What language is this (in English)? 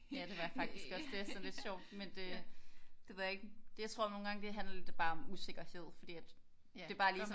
Danish